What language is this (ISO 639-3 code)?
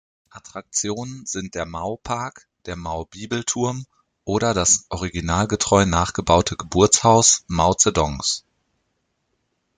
deu